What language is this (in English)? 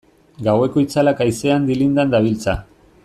Basque